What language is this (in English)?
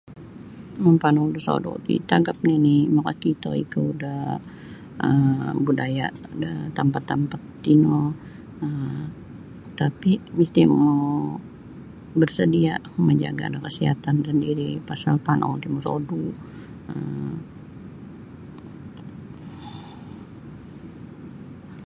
Sabah Bisaya